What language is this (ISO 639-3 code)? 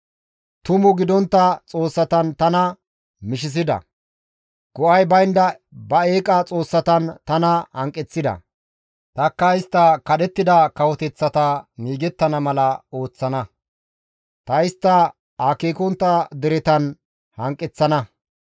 gmv